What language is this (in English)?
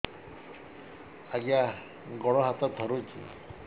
Odia